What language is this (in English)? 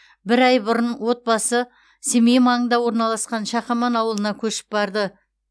Kazakh